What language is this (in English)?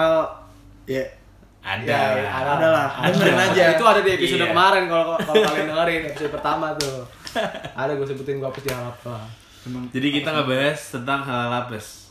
Indonesian